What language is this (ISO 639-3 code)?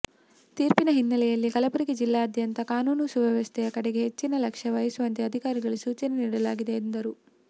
kan